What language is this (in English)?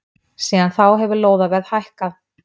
Icelandic